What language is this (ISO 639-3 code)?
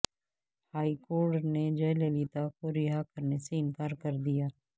urd